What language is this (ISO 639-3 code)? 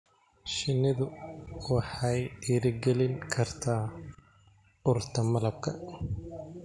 som